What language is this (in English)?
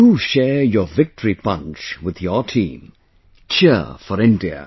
English